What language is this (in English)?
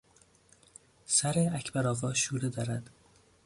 Persian